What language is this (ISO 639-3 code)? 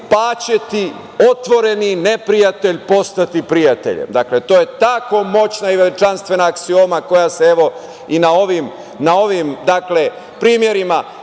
srp